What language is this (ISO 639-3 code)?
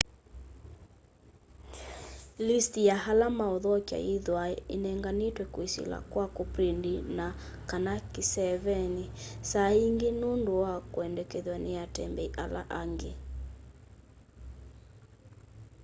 kam